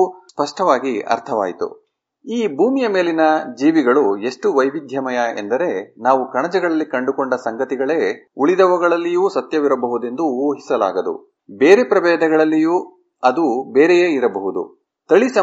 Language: Kannada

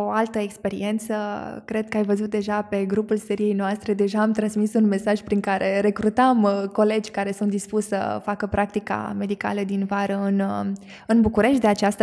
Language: Romanian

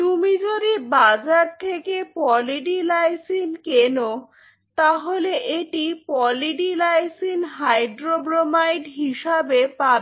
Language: Bangla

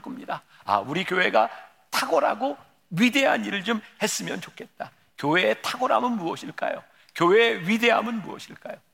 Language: Korean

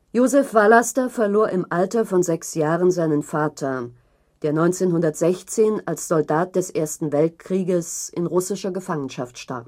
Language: German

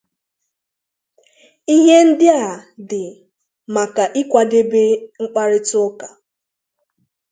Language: Igbo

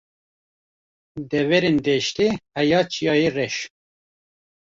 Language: Kurdish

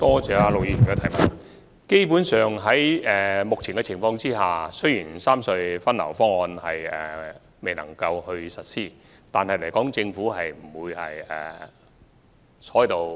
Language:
Cantonese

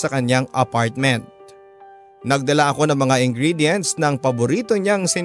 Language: Filipino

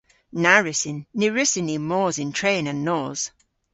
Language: Cornish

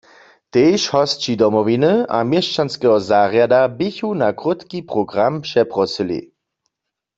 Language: Upper Sorbian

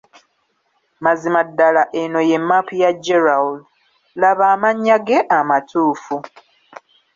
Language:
Ganda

